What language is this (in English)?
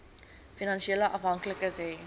Afrikaans